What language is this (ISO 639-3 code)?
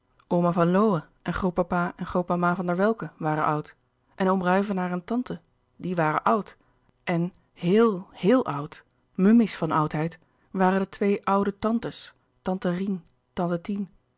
nld